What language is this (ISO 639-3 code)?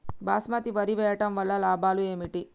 tel